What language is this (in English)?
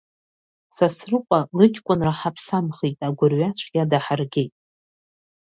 Abkhazian